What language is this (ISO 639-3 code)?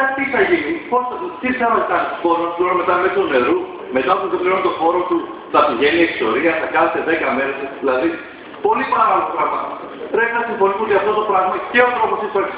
ell